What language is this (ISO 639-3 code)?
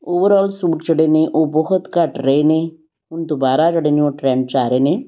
pan